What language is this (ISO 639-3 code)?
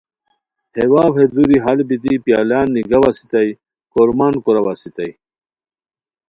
khw